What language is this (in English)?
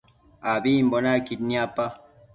Matsés